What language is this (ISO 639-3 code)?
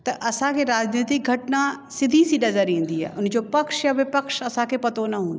snd